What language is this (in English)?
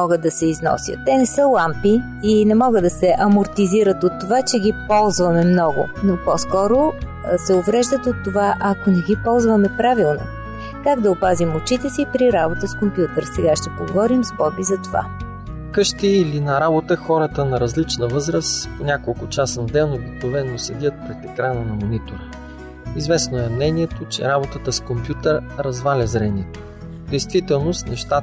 Bulgarian